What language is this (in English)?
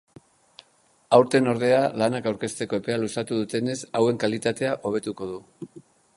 Basque